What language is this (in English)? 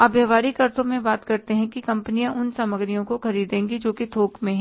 Hindi